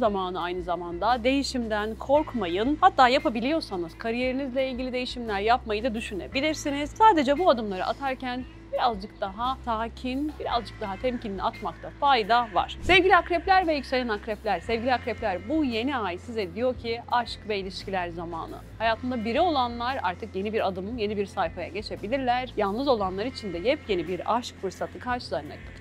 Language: Turkish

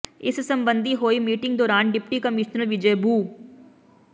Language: Punjabi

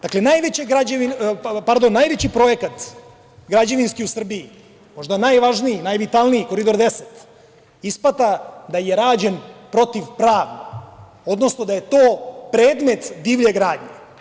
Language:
Serbian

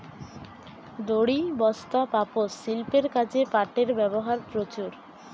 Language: Bangla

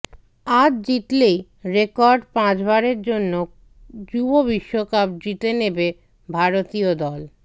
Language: Bangla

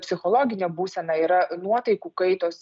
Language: Lithuanian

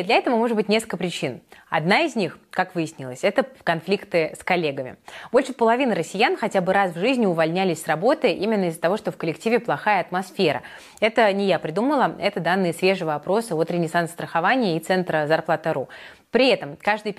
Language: Russian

